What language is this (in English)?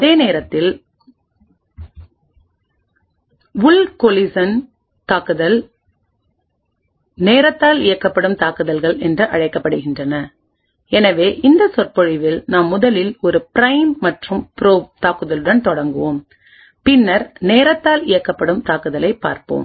Tamil